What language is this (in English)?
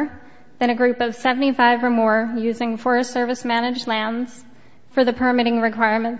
English